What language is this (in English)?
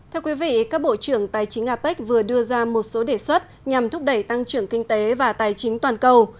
Vietnamese